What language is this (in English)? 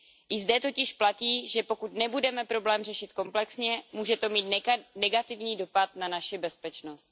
Czech